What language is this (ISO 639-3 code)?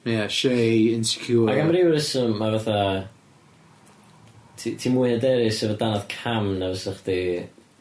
cym